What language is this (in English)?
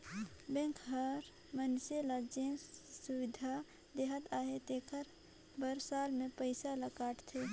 Chhattisgarhi